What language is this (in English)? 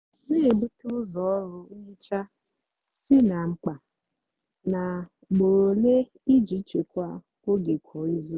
Igbo